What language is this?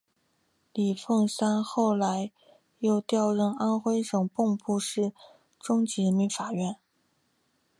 Chinese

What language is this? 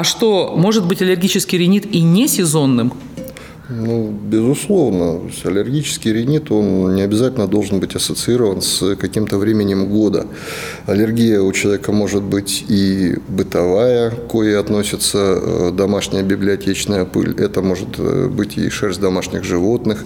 Russian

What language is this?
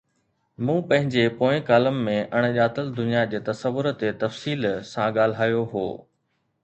Sindhi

